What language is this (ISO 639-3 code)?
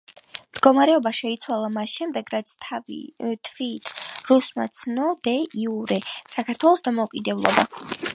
kat